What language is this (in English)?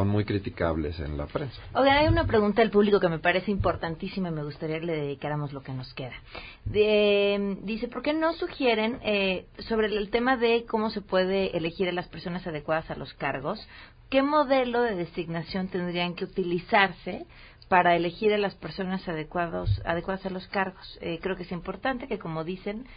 Spanish